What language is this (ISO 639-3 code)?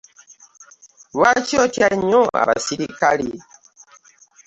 lug